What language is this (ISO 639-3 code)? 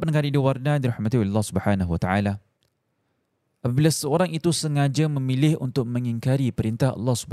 msa